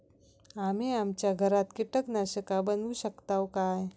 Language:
Marathi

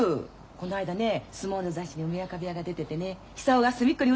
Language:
Japanese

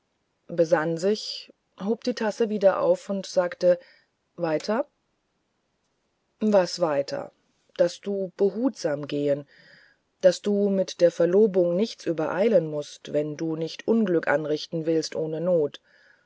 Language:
German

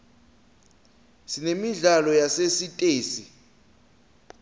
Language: Swati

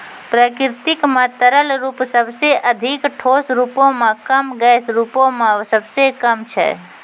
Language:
Maithili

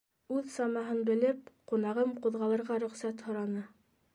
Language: Bashkir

